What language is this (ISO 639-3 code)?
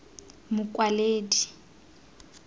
tsn